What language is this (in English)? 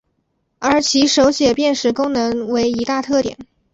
Chinese